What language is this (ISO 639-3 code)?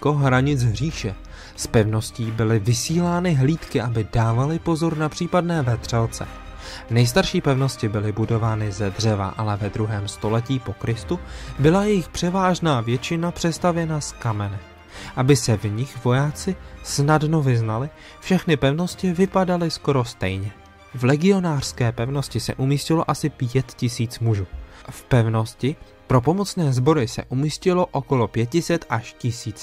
ces